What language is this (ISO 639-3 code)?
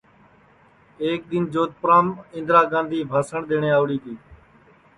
ssi